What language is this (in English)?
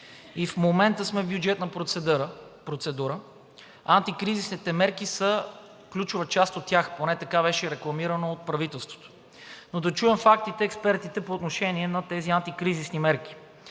Bulgarian